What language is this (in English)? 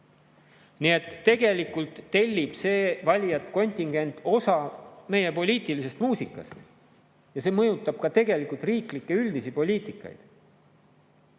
Estonian